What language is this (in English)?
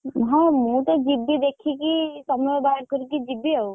Odia